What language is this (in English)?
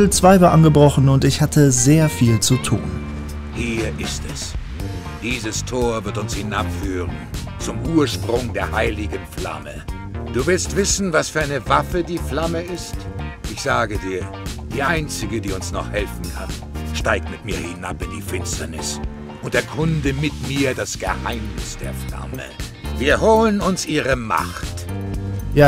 German